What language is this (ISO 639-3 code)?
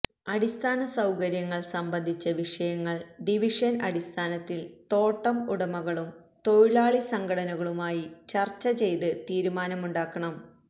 mal